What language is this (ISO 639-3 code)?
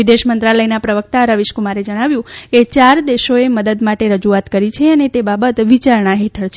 guj